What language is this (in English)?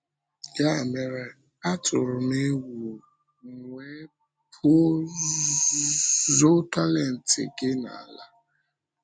Igbo